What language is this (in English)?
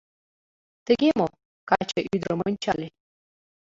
Mari